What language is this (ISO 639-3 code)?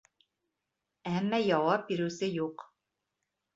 bak